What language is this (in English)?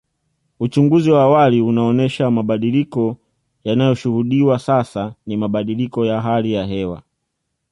Swahili